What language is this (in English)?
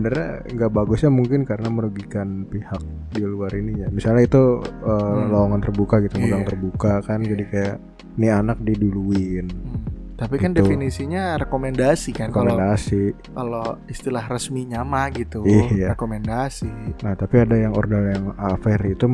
Indonesian